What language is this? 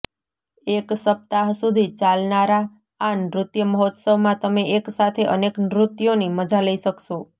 Gujarati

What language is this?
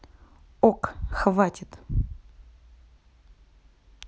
Russian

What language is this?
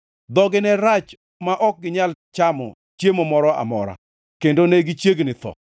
Luo (Kenya and Tanzania)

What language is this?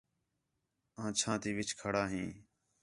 Khetrani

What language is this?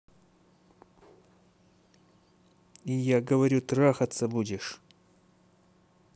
Russian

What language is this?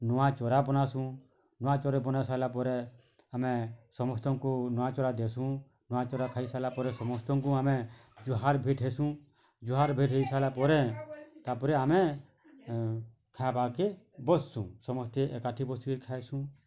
Odia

